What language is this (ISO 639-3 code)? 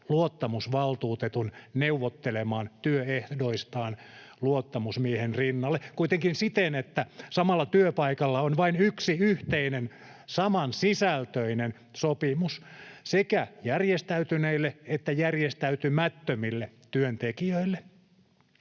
fin